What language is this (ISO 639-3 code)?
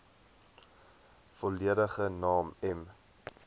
afr